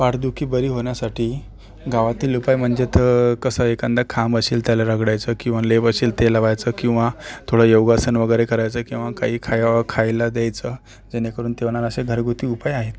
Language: Marathi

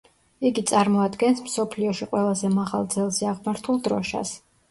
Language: Georgian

